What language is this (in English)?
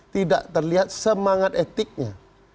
Indonesian